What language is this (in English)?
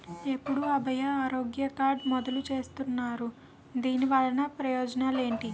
Telugu